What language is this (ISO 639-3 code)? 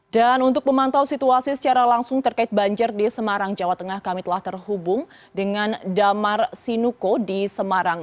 ind